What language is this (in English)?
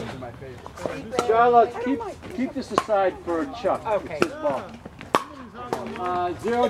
English